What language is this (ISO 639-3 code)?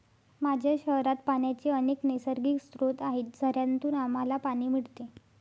mar